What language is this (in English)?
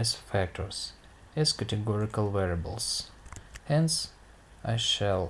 English